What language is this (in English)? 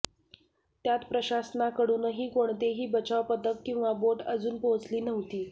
Marathi